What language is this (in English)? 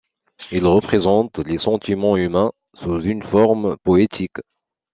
French